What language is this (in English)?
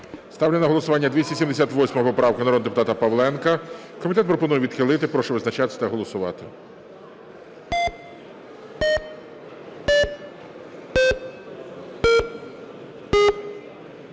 Ukrainian